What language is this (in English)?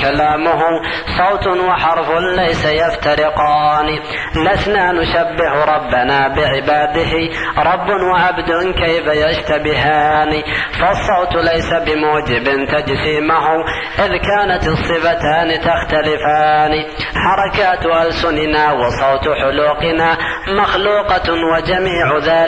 Arabic